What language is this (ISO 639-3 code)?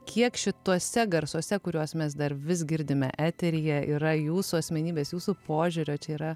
lit